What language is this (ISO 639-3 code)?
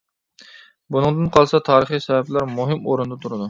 uig